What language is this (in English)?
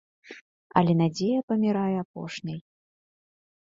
Belarusian